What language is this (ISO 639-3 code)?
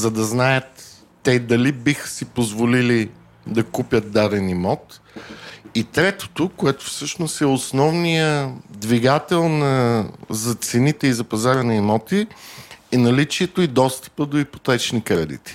bul